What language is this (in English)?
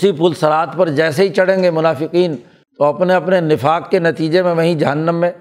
Urdu